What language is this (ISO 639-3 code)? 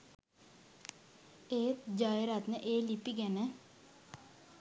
sin